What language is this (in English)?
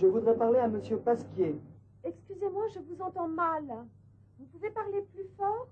French